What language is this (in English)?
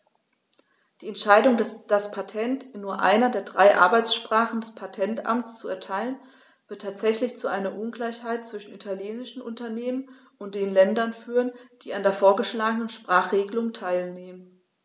German